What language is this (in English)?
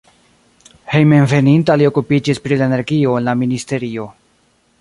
Esperanto